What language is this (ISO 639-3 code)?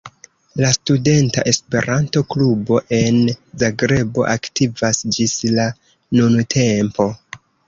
epo